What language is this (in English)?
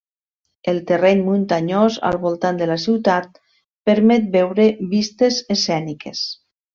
Catalan